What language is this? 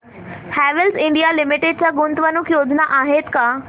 Marathi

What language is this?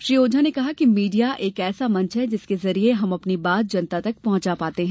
Hindi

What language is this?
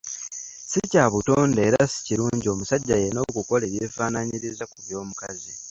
Ganda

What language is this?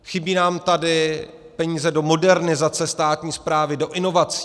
Czech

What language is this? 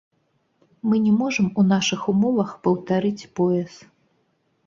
Belarusian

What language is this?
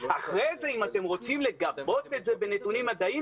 Hebrew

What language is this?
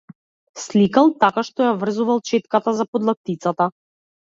Macedonian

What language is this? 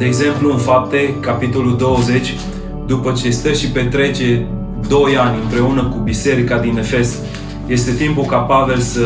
Romanian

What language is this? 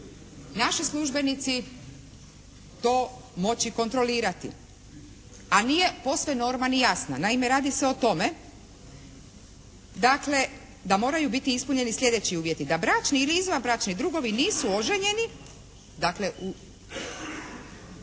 Croatian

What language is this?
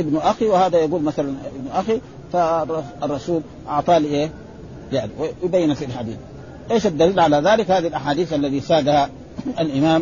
Arabic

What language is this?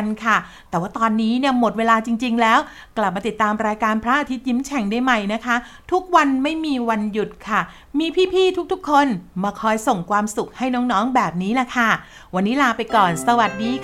Thai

